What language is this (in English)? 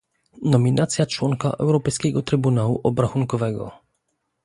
Polish